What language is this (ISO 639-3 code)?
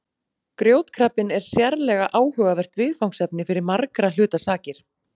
isl